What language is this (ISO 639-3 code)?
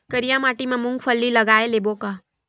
hne